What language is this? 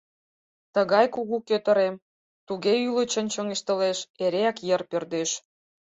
Mari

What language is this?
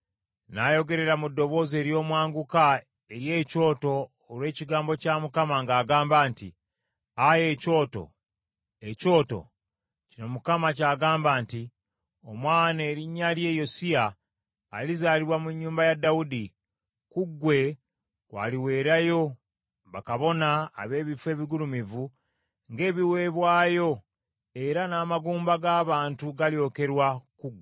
Ganda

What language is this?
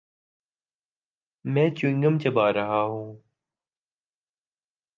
Urdu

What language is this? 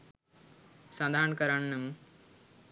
Sinhala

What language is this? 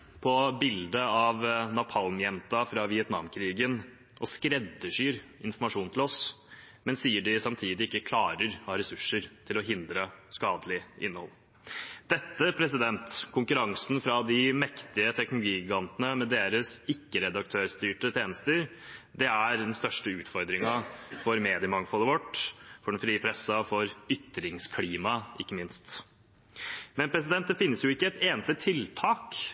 Norwegian Bokmål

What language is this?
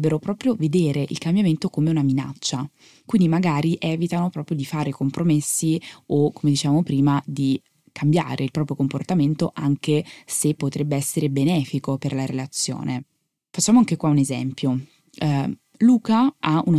Italian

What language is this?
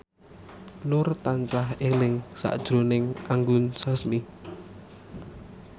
Javanese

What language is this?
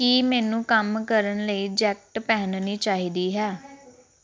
Punjabi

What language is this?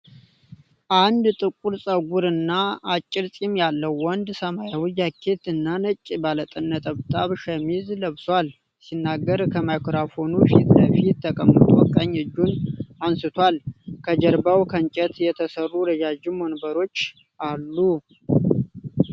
Amharic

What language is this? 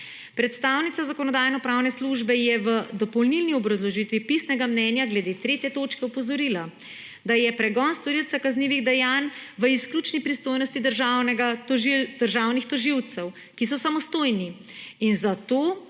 Slovenian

